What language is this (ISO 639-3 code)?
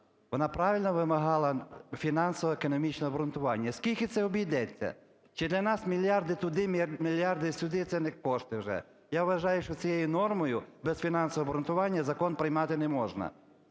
ukr